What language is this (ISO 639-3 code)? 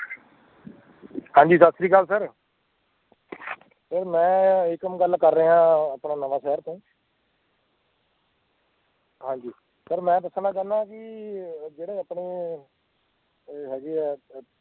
pan